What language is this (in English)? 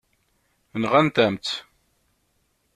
Kabyle